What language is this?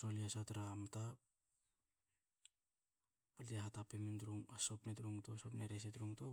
Hakö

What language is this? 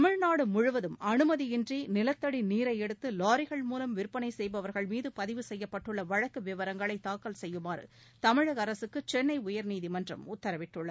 Tamil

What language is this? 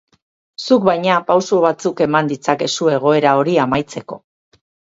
Basque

